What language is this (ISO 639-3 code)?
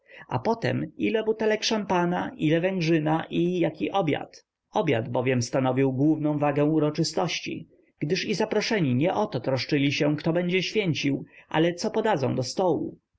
pol